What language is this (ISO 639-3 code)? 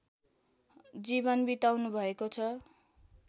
nep